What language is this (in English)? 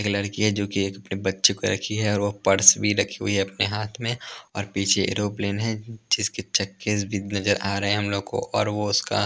Hindi